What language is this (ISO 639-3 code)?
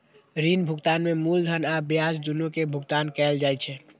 mai